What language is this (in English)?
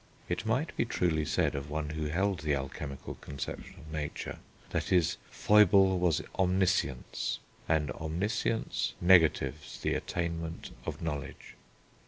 English